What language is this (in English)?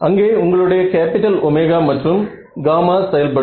Tamil